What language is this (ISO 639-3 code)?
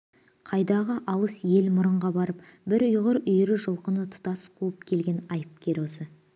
kaz